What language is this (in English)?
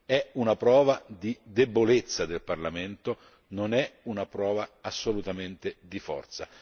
Italian